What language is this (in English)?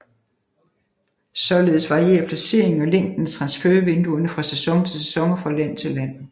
Danish